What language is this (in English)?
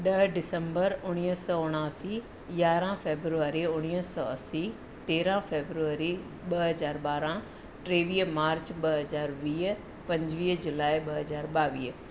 Sindhi